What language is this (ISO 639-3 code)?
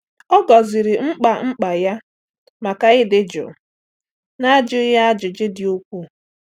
ibo